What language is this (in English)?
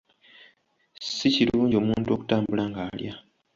Ganda